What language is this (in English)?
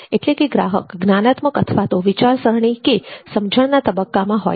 Gujarati